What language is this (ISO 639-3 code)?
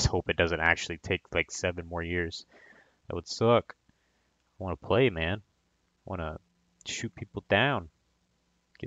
eng